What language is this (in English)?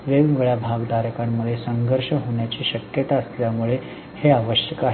Marathi